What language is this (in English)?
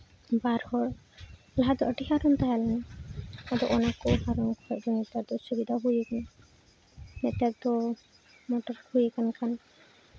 Santali